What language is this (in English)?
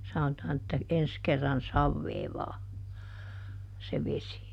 Finnish